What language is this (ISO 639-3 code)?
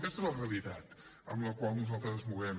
cat